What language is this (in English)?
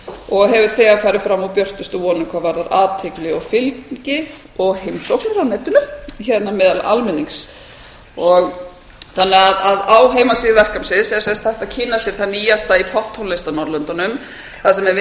Icelandic